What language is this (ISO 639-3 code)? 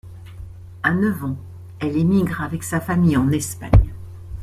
fra